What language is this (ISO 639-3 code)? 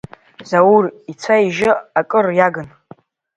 abk